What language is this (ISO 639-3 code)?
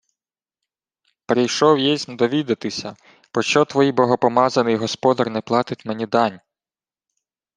ukr